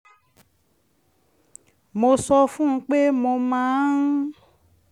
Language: Yoruba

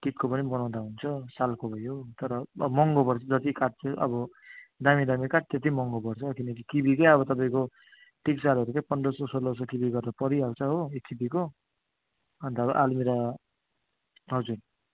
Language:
Nepali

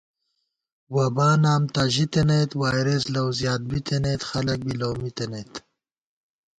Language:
Gawar-Bati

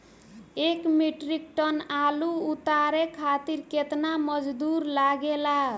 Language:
Bhojpuri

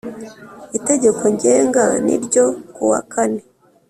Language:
Kinyarwanda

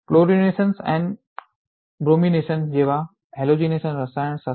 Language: Gujarati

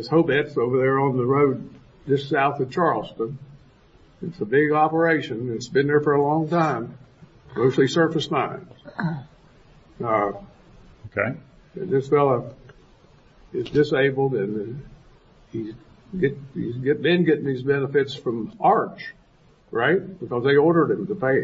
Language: English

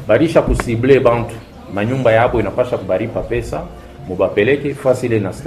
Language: Swahili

